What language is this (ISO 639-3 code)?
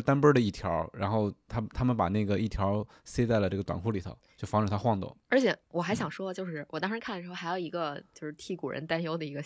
zho